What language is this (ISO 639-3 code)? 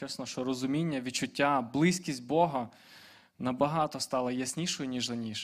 ukr